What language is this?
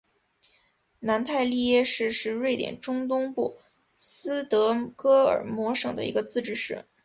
Chinese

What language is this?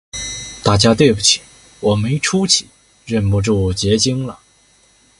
Chinese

